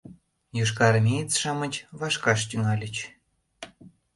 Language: Mari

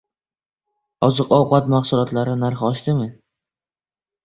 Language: Uzbek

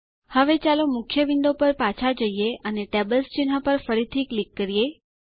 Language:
Gujarati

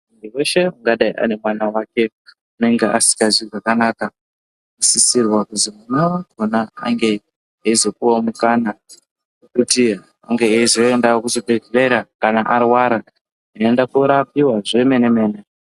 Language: Ndau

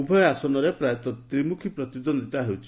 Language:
Odia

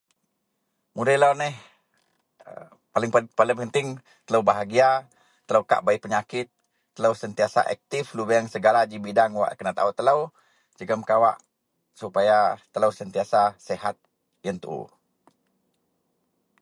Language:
Central Melanau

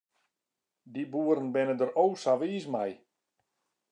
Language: Western Frisian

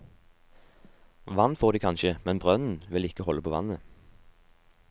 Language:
Norwegian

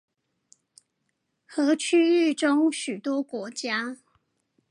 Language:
Chinese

